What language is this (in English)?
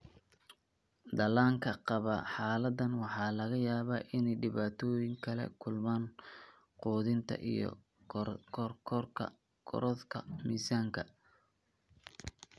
Somali